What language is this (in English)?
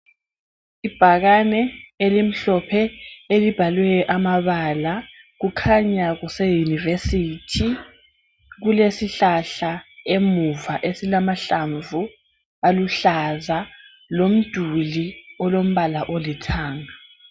North Ndebele